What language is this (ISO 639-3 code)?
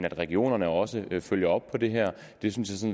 dan